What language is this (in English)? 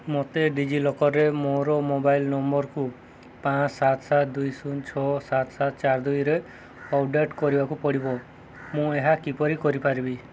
Odia